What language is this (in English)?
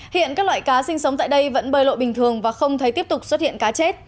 Vietnamese